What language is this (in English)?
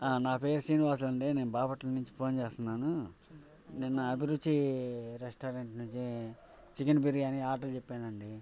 Telugu